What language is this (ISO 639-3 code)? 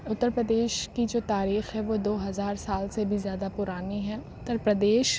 urd